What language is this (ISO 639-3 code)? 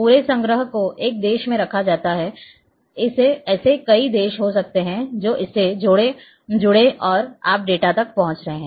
hin